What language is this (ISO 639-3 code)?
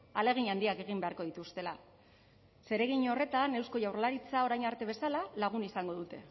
eus